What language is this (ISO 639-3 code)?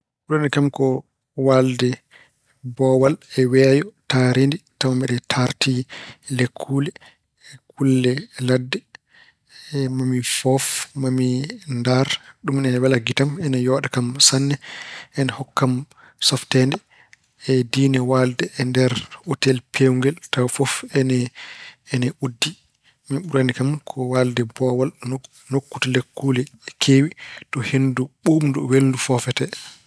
ful